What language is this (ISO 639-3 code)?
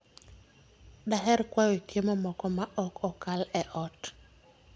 luo